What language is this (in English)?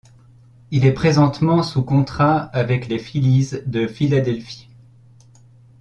French